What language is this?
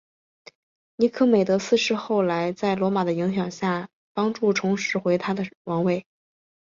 Chinese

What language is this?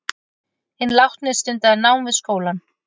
Icelandic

